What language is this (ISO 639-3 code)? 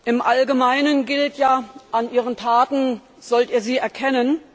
deu